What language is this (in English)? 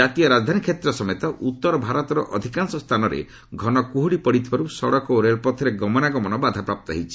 Odia